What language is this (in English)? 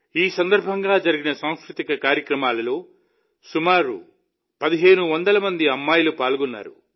Telugu